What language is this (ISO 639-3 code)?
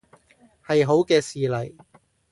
yue